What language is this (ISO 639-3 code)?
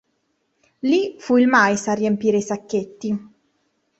ita